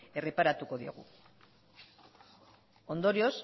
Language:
Basque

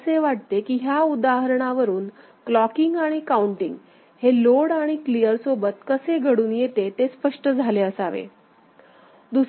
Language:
Marathi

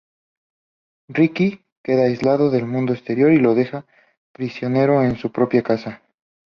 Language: Spanish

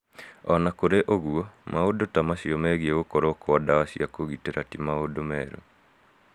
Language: Kikuyu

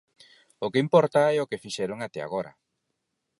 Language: Galician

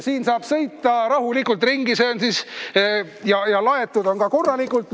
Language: Estonian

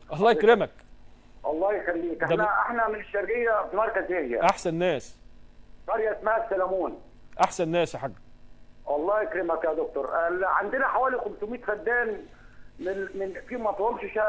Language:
Arabic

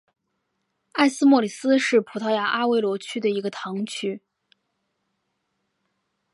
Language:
Chinese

